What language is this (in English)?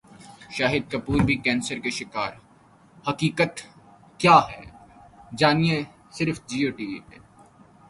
Urdu